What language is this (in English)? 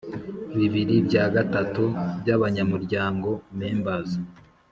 Kinyarwanda